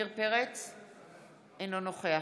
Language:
Hebrew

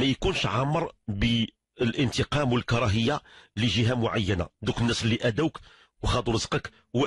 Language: Arabic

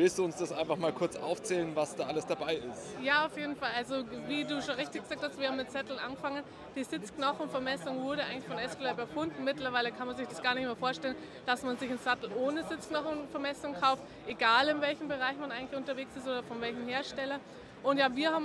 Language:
German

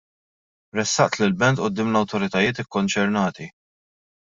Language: Maltese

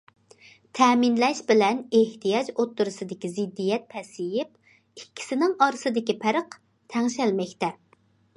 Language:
Uyghur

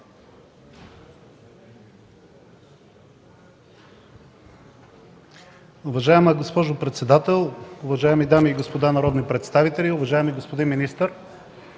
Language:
Bulgarian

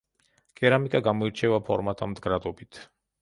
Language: Georgian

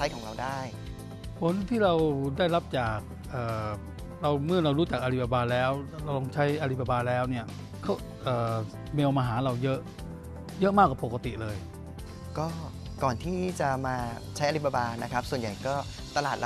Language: Thai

